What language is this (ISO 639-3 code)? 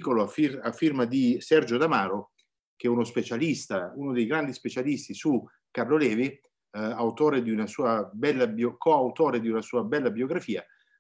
ita